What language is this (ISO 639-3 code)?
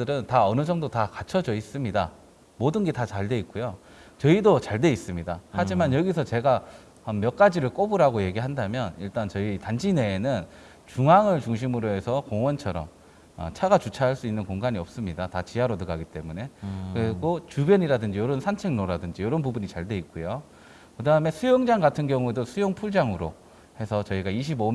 kor